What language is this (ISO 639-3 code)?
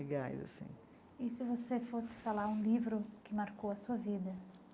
por